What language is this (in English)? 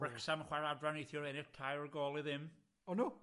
Welsh